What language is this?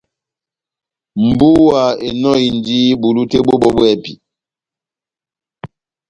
Batanga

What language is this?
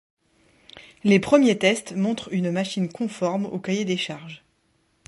French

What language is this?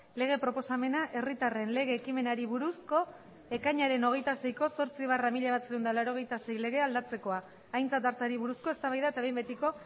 Basque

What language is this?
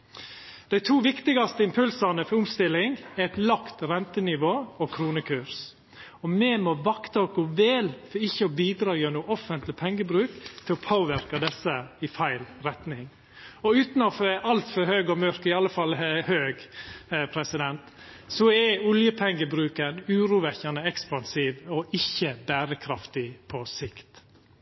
Norwegian Nynorsk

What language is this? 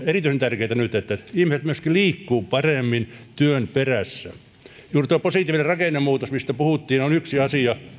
Finnish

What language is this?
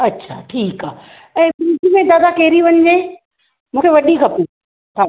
Sindhi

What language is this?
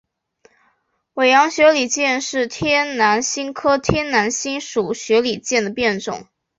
Chinese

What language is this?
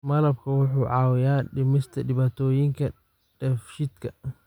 Somali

